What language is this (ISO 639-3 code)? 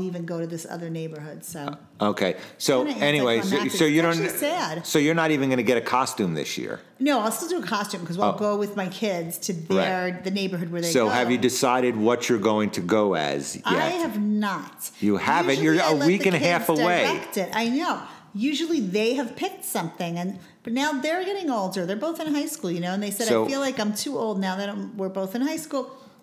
eng